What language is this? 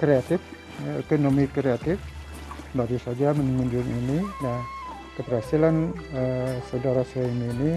Indonesian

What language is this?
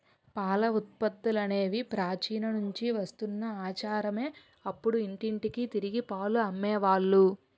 Telugu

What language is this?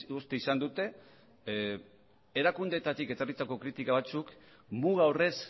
Basque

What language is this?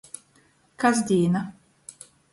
Latgalian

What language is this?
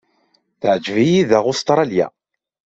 Kabyle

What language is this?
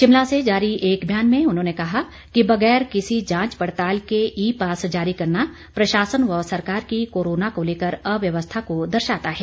Hindi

